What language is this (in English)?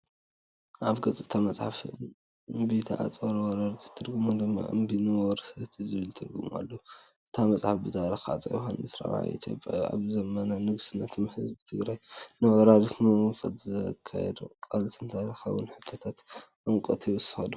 Tigrinya